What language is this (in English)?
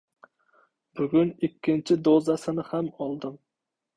Uzbek